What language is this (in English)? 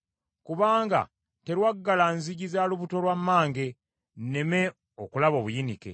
Ganda